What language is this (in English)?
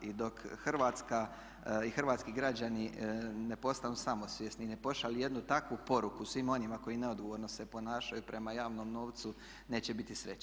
Croatian